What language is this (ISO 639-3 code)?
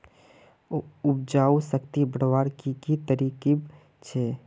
mag